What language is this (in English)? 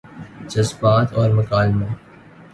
Urdu